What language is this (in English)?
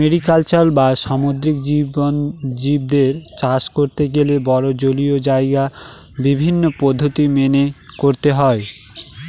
Bangla